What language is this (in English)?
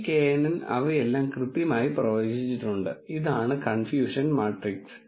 Malayalam